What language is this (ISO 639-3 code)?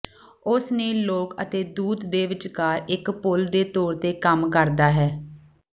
pan